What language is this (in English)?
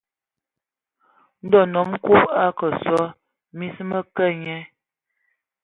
Ewondo